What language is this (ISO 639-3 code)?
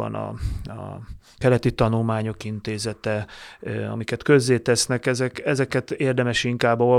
hun